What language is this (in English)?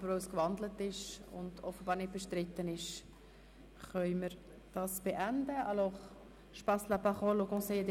Swiss German